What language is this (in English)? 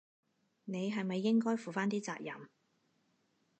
Cantonese